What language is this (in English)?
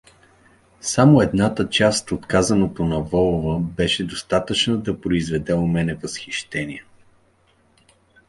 Bulgarian